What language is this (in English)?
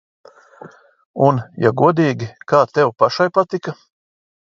Latvian